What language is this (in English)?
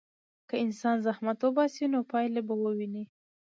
Pashto